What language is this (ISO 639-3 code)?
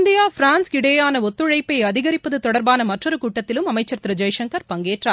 tam